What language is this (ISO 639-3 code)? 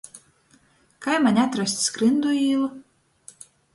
ltg